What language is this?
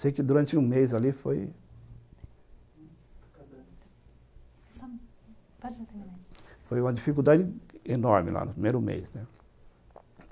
Portuguese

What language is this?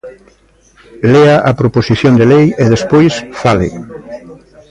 Galician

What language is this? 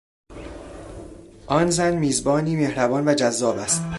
Persian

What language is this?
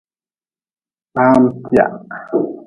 Nawdm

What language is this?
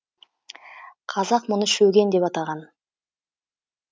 Kazakh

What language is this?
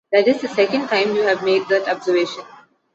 English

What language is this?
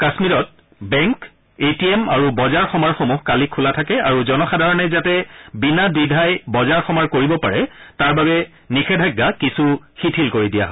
Assamese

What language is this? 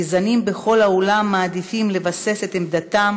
Hebrew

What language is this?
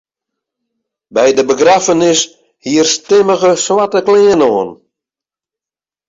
Western Frisian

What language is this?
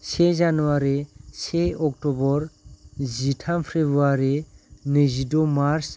Bodo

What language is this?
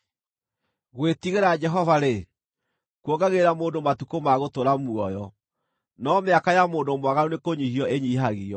Kikuyu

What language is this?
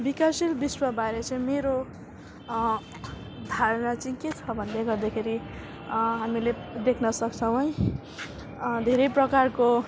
Nepali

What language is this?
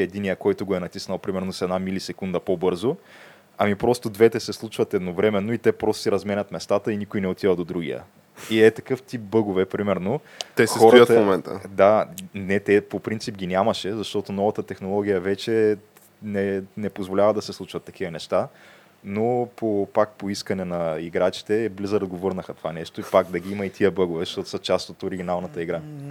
Bulgarian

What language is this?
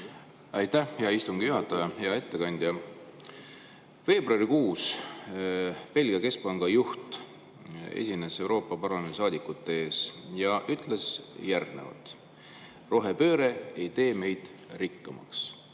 Estonian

